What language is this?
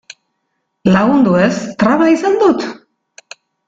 Basque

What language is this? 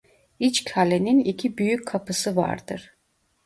Turkish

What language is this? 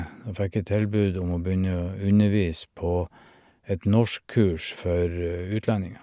Norwegian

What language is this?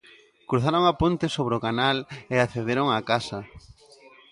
Galician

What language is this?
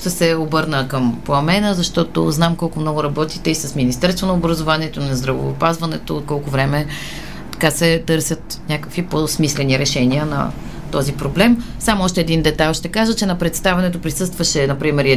Bulgarian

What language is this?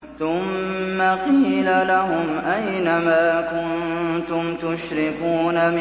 Arabic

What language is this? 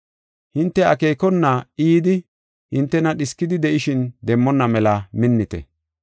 Gofa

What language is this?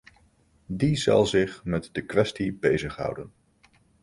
Dutch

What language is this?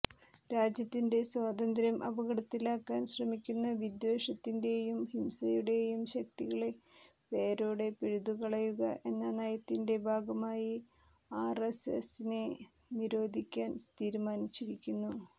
Malayalam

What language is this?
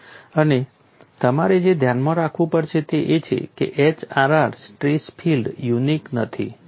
Gujarati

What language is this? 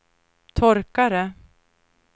Swedish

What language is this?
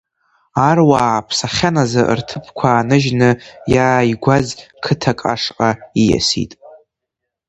Abkhazian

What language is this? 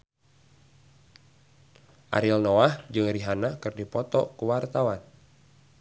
Sundanese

